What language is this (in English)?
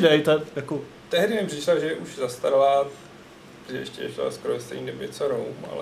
Czech